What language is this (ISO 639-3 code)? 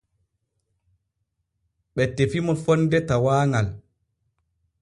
fue